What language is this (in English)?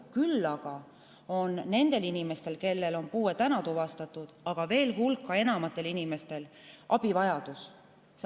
Estonian